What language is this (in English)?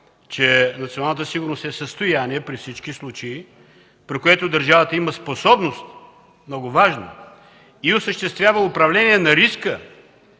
Bulgarian